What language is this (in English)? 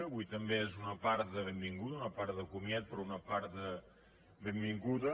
Catalan